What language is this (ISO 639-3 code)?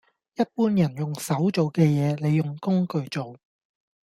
yue